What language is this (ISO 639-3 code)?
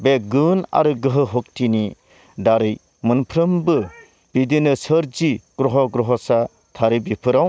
brx